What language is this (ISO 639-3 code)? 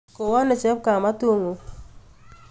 kln